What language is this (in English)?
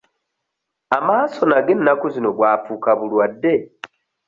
Ganda